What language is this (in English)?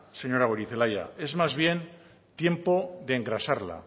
Spanish